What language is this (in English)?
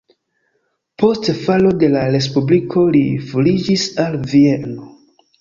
Esperanto